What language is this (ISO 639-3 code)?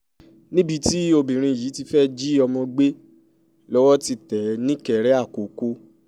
yor